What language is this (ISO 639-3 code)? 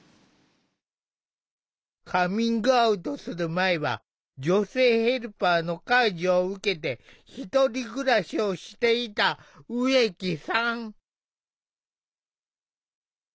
jpn